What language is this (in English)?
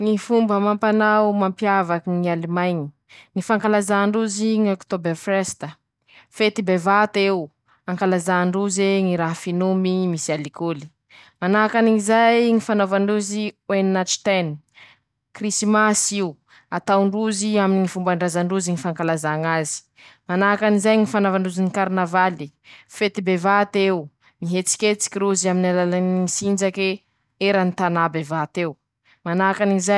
Masikoro Malagasy